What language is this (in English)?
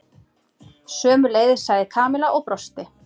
Icelandic